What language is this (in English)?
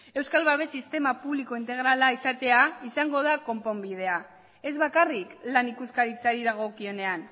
Basque